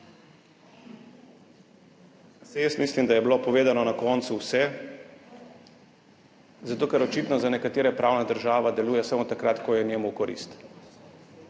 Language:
Slovenian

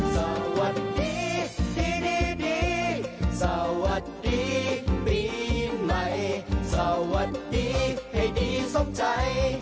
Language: Thai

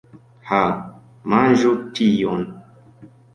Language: Esperanto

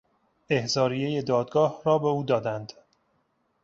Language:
Persian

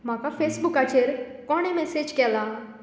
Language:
Konkani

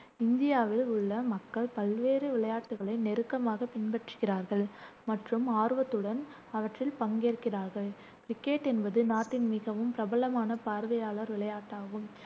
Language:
Tamil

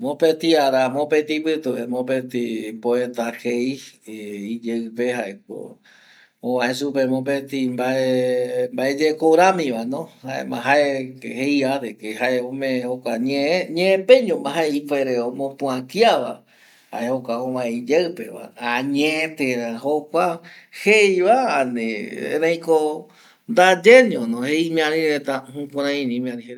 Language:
Eastern Bolivian Guaraní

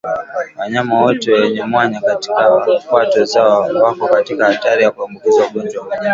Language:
Swahili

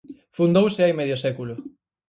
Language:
Galician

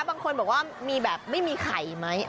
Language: Thai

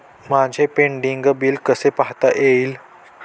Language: Marathi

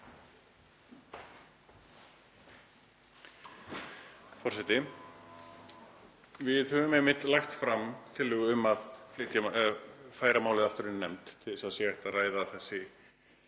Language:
Icelandic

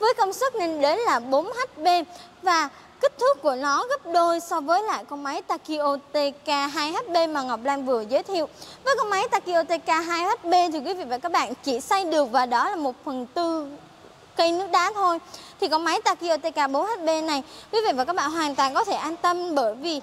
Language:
Vietnamese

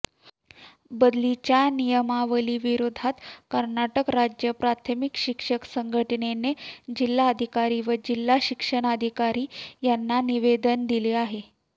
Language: Marathi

